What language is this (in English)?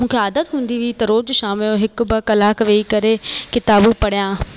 Sindhi